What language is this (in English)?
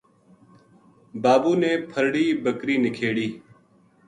Gujari